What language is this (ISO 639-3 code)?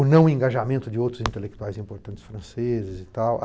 por